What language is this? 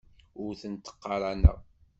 Kabyle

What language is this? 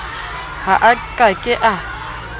Southern Sotho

